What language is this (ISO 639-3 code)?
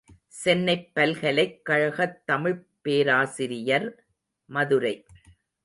tam